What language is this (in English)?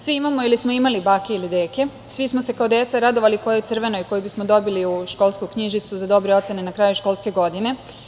Serbian